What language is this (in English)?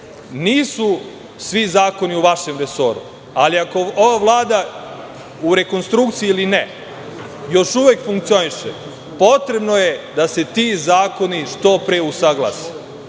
Serbian